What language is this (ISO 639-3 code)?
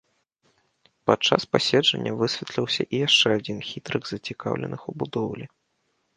bel